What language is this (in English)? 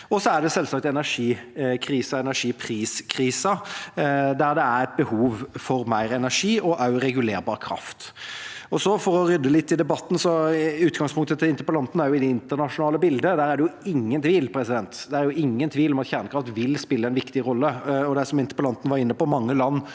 Norwegian